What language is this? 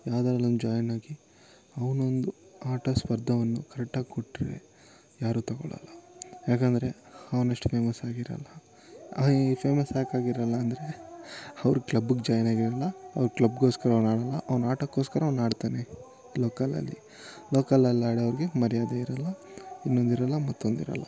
Kannada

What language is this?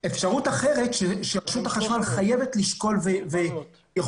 Hebrew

